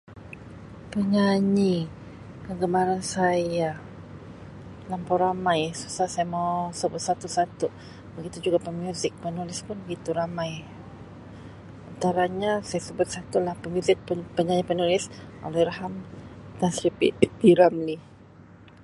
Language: Sabah Malay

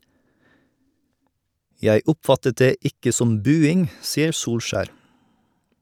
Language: Norwegian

